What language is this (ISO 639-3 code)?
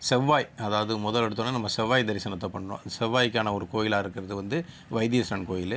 tam